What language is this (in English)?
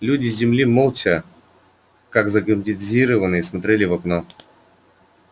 Russian